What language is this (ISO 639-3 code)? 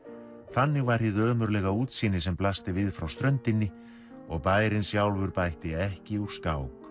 isl